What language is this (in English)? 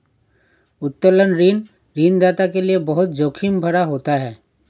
Hindi